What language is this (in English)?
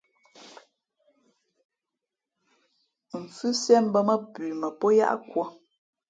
Fe'fe'